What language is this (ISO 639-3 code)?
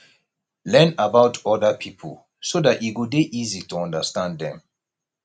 pcm